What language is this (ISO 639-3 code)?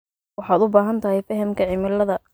som